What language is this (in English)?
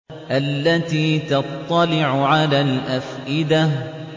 Arabic